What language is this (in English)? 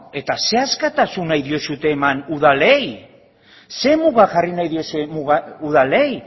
Basque